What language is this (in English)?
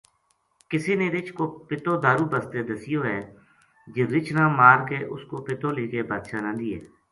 Gujari